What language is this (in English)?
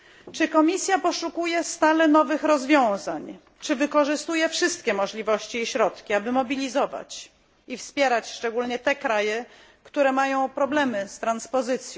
Polish